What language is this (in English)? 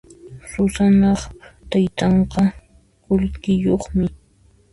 Puno Quechua